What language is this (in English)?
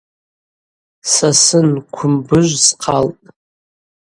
Abaza